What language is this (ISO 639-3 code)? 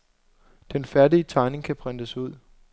dan